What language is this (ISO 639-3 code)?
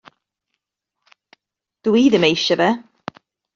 cym